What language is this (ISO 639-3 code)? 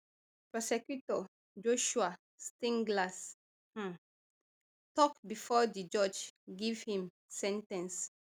pcm